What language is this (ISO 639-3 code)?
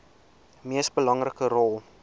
afr